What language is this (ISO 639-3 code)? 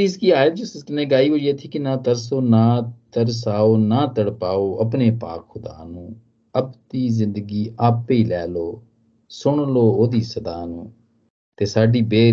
hin